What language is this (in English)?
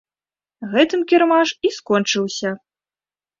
Belarusian